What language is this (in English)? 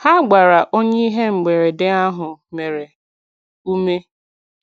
Igbo